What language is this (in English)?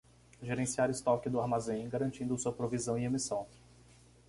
Portuguese